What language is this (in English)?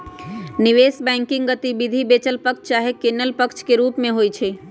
Magahi